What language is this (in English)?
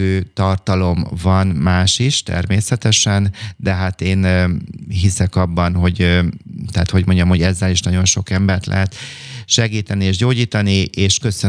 Hungarian